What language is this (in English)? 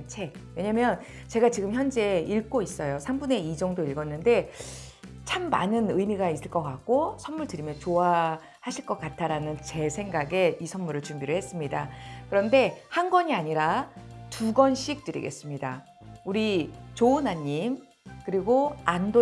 Korean